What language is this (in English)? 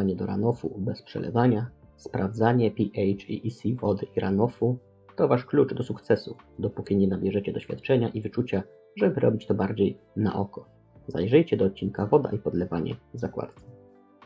Polish